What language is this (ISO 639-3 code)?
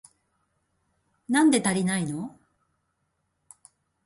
jpn